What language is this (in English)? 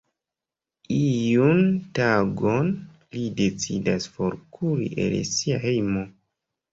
Esperanto